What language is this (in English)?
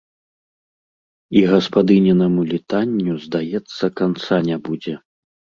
Belarusian